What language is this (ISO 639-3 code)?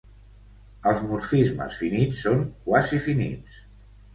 cat